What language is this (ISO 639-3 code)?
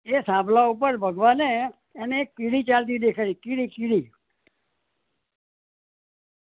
guj